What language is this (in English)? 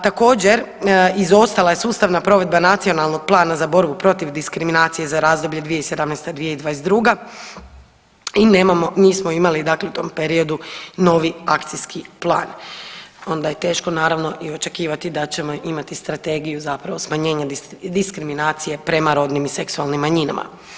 Croatian